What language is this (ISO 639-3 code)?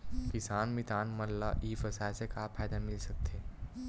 hne